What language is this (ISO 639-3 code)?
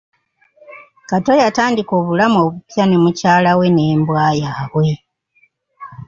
lug